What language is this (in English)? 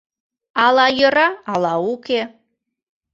Mari